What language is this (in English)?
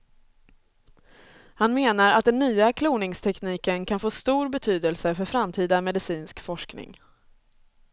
Swedish